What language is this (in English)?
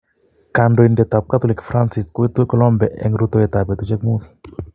Kalenjin